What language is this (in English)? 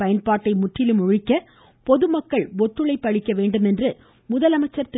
Tamil